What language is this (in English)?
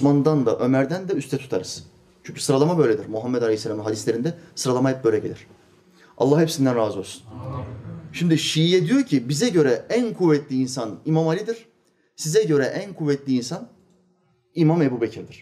Turkish